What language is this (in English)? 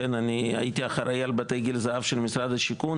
Hebrew